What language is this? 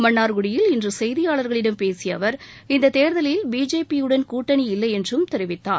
Tamil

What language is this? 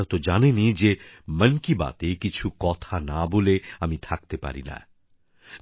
Bangla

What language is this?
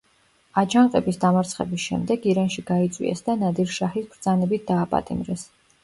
Georgian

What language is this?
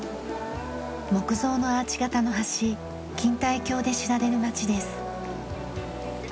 Japanese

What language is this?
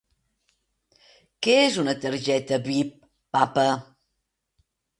Catalan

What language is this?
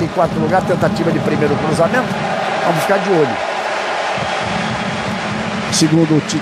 Portuguese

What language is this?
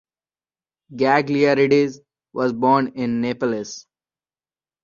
English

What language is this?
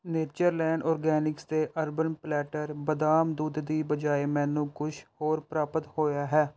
Punjabi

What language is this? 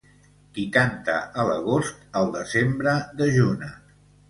Catalan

